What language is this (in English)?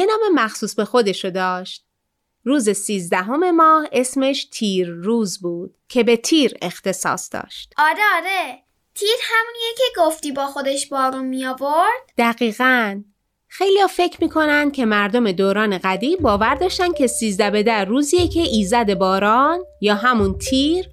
Persian